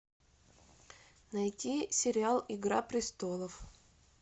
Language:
Russian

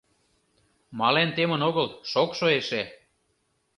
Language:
Mari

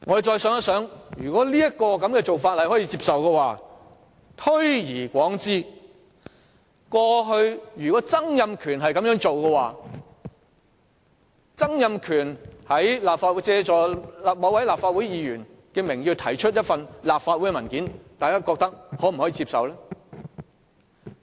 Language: Cantonese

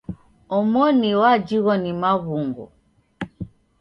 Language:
Taita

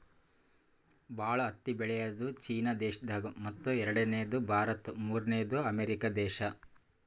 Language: Kannada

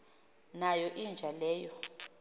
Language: Xhosa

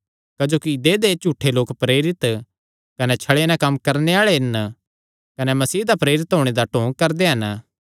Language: Kangri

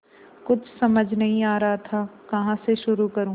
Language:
Hindi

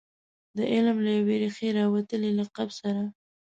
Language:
Pashto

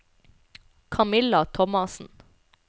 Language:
Norwegian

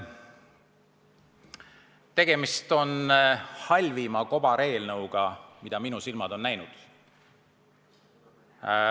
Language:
Estonian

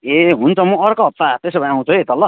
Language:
Nepali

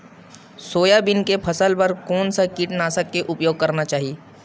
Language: Chhattisgarhi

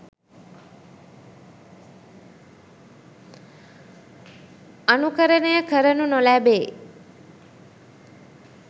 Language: Sinhala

